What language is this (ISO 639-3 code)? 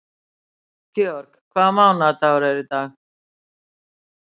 isl